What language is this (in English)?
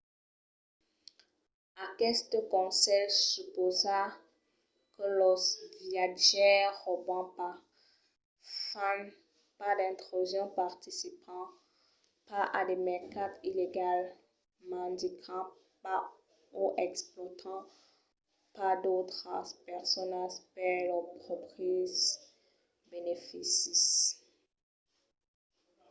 Occitan